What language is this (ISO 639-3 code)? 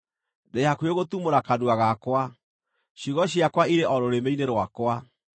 kik